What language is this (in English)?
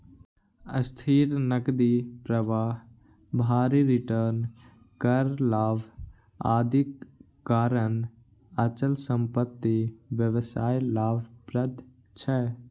Maithili